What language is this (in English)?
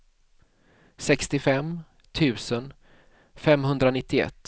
Swedish